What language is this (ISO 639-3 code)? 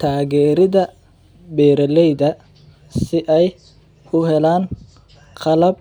som